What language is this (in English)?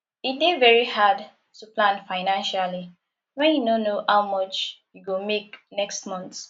Nigerian Pidgin